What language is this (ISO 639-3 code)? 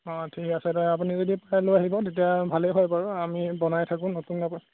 asm